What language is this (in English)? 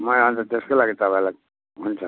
Nepali